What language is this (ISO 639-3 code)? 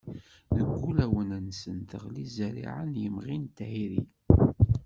kab